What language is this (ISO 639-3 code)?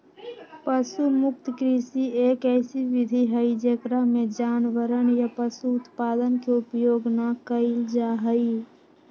mag